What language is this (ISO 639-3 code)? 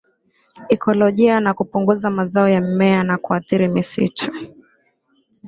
swa